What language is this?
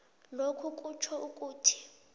South Ndebele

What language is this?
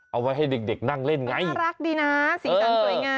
Thai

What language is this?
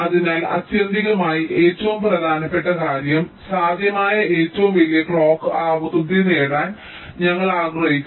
Malayalam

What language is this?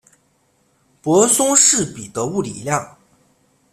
Chinese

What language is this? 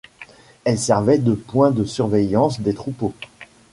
French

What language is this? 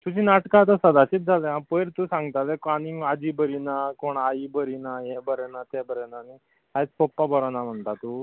Konkani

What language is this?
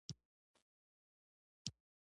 Pashto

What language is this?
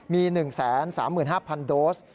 Thai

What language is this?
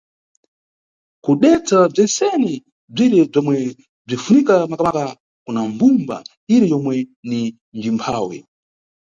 Nyungwe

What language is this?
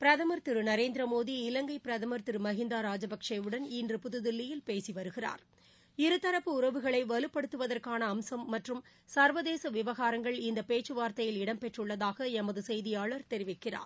Tamil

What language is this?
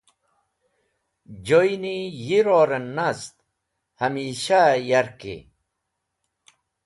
Wakhi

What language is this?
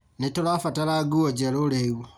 Kikuyu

